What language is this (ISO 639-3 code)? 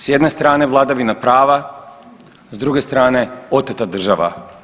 hrv